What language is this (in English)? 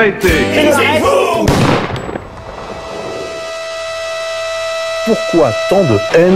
French